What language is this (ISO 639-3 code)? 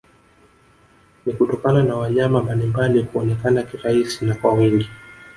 swa